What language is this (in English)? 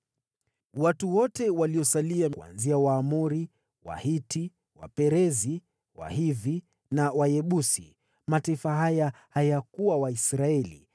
Swahili